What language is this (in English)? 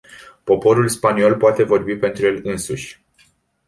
Romanian